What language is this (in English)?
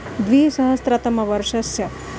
Sanskrit